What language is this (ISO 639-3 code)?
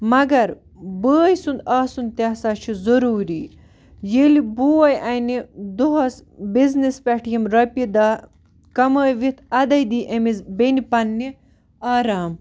kas